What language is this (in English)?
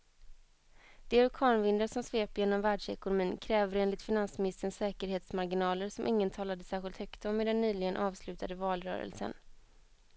Swedish